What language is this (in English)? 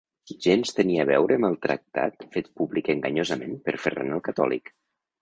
Catalan